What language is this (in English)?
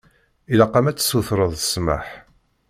Kabyle